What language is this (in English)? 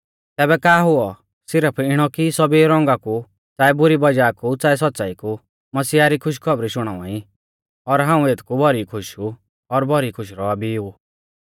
Mahasu Pahari